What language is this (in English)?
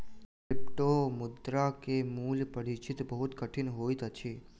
Maithili